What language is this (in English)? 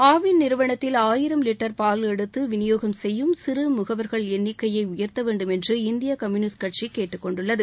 Tamil